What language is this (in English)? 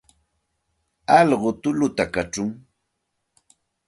Santa Ana de Tusi Pasco Quechua